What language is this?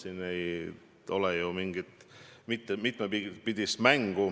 Estonian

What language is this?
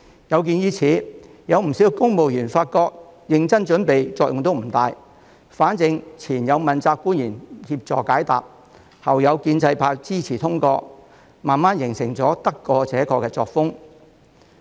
Cantonese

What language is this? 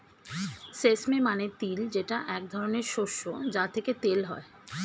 Bangla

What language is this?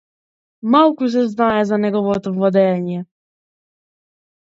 Macedonian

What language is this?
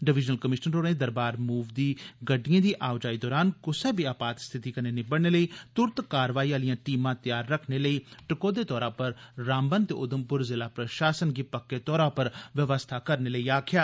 Dogri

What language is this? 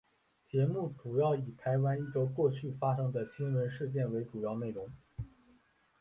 Chinese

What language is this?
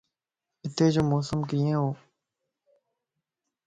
Lasi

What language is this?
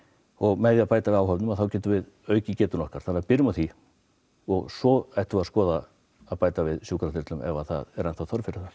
Icelandic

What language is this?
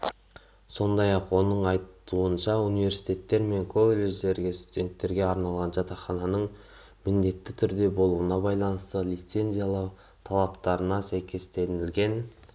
Kazakh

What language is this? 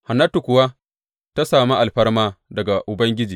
Hausa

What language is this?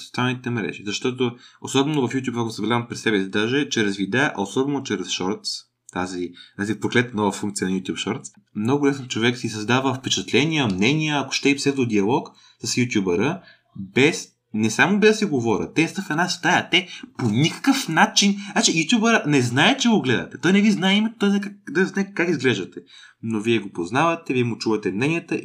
Bulgarian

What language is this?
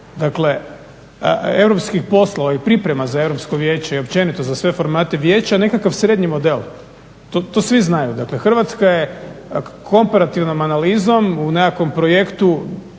Croatian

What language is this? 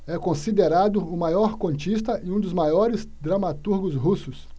Portuguese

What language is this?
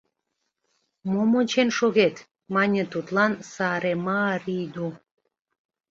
Mari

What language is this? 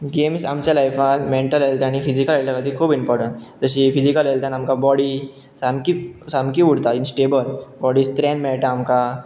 Konkani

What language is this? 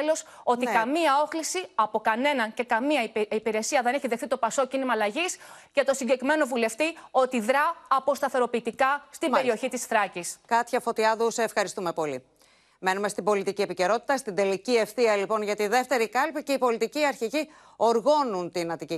Greek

